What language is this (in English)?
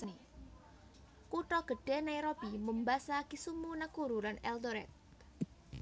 Javanese